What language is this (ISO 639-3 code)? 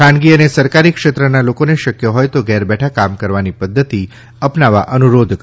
guj